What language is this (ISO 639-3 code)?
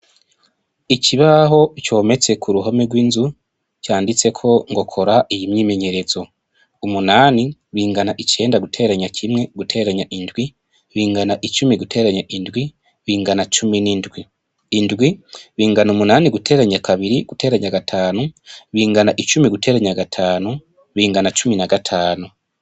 run